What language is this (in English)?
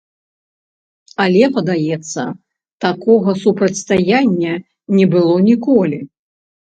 Belarusian